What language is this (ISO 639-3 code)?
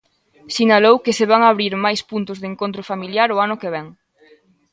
glg